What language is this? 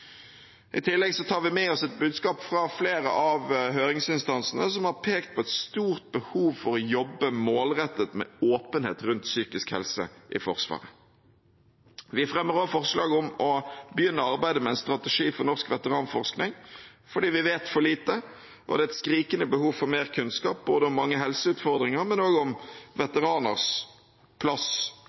Norwegian Bokmål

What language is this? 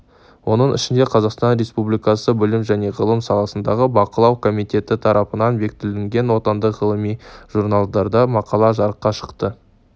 Kazakh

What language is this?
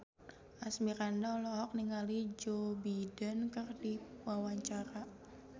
Sundanese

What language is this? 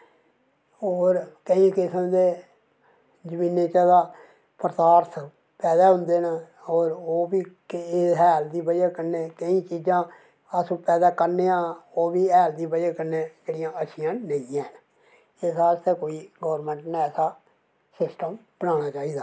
Dogri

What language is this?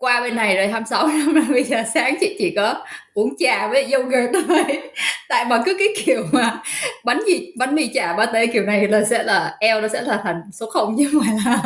Vietnamese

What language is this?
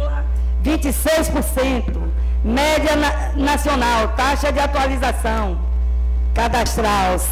Portuguese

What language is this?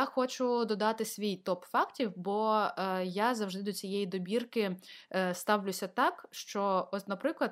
Ukrainian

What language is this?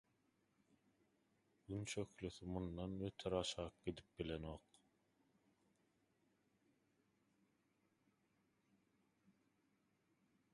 Turkmen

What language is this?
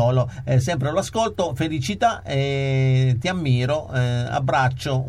Italian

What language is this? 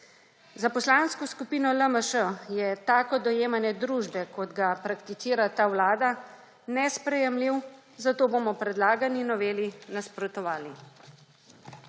Slovenian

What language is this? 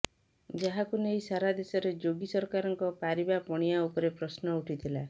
Odia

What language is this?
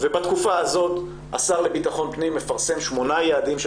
Hebrew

